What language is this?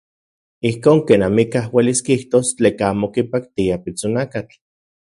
Central Puebla Nahuatl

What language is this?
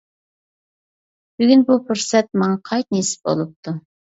Uyghur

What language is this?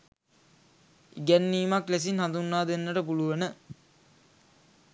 Sinhala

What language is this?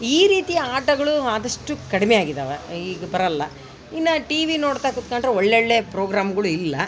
Kannada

